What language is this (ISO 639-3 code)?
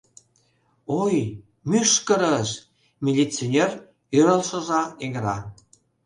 chm